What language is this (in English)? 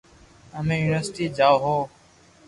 Loarki